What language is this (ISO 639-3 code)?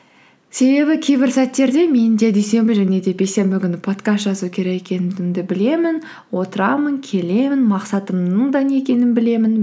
kaz